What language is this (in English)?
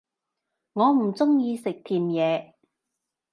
Cantonese